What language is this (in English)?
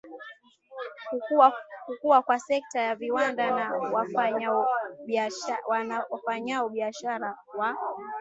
Swahili